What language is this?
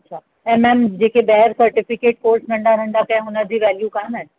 Sindhi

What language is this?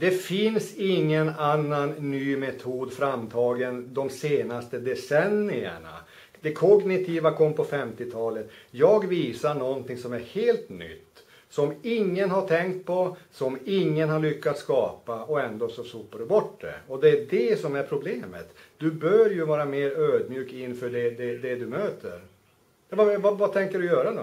Swedish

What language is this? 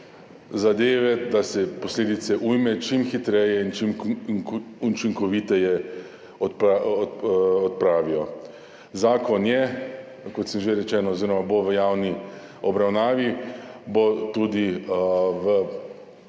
Slovenian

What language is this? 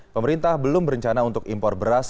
Indonesian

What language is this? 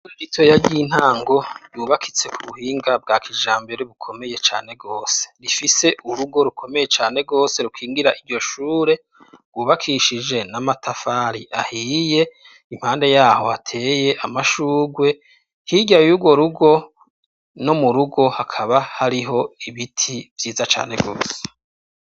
Rundi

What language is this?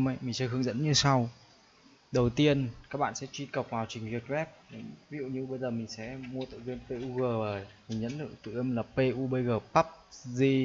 Vietnamese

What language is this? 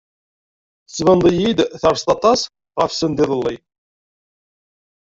Kabyle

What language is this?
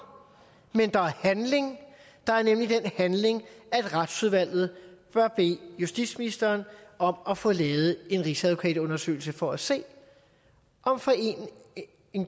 Danish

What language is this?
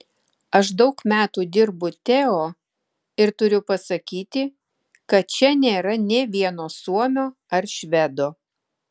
Lithuanian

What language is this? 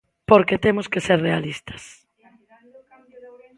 Galician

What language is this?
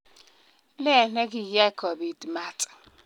Kalenjin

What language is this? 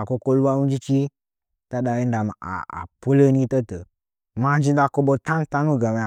Nzanyi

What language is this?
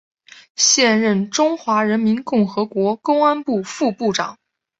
Chinese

